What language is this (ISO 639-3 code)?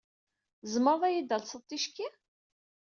kab